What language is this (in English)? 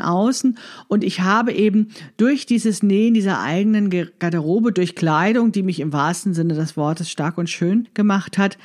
German